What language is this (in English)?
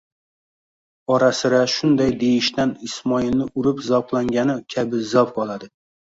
Uzbek